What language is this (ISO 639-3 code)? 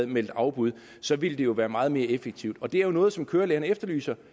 dan